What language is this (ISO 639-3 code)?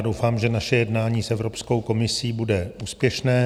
ces